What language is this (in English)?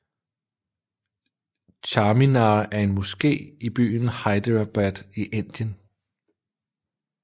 Danish